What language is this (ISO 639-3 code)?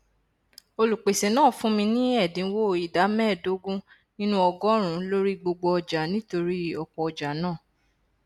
yor